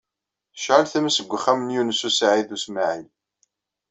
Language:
Kabyle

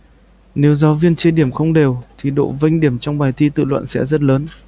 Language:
Vietnamese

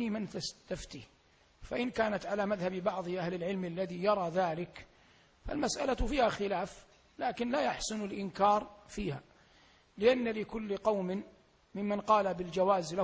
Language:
Arabic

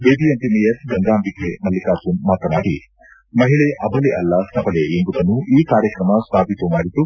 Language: Kannada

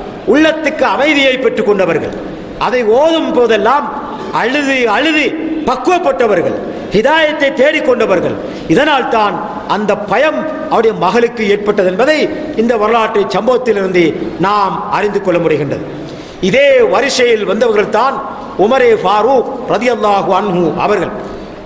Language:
Arabic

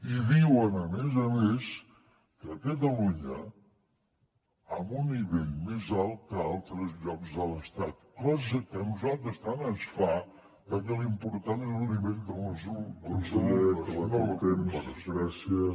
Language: Catalan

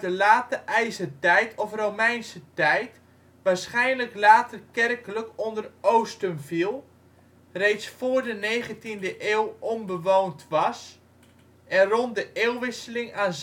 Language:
Dutch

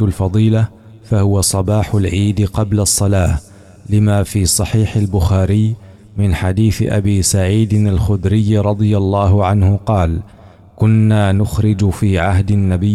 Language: Arabic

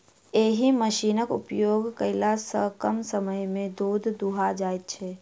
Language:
Maithili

